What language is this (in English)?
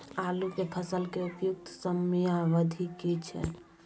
Maithili